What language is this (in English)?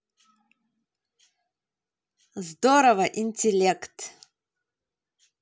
Russian